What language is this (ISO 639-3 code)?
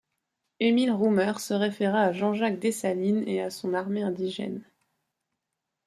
fra